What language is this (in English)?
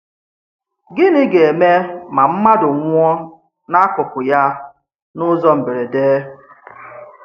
Igbo